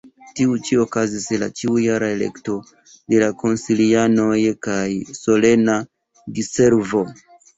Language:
Esperanto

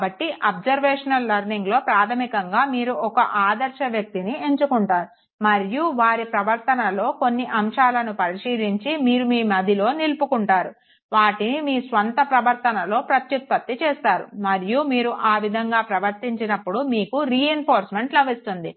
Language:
Telugu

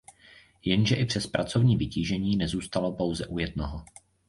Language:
Czech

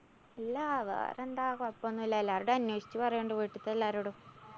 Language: Malayalam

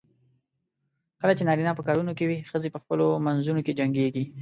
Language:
Pashto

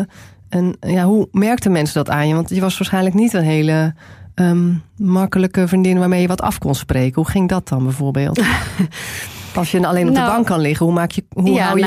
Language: Dutch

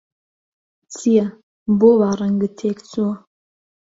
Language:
Central Kurdish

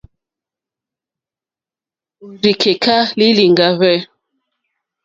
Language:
Mokpwe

